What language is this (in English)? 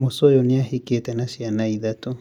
Kikuyu